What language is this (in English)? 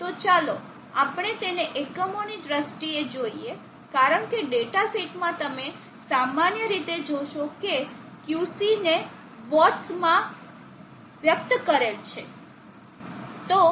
Gujarati